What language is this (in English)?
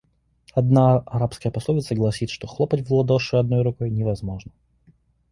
Russian